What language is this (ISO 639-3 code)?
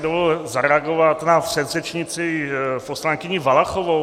ces